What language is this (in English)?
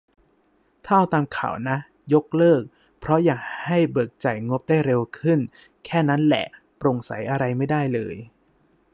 Thai